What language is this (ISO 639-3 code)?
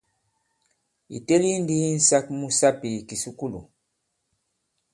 abb